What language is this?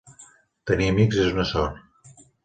Catalan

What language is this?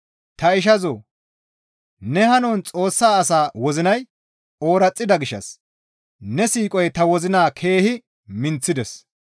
Gamo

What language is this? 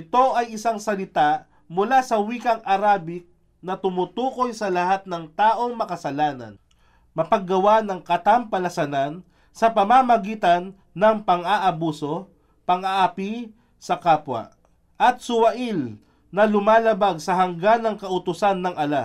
Filipino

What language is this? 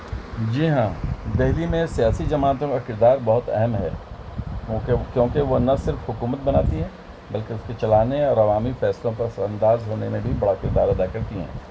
Urdu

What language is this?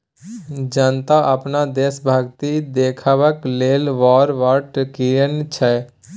Maithili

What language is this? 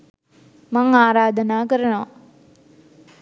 Sinhala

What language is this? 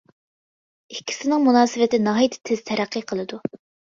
Uyghur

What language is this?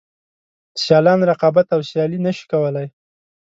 Pashto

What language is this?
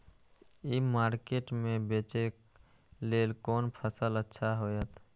Maithili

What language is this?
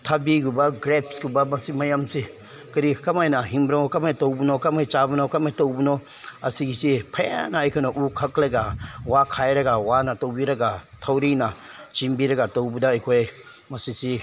Manipuri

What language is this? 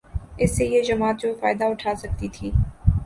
Urdu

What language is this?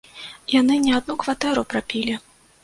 Belarusian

